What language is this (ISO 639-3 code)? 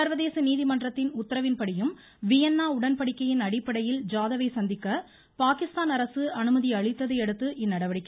tam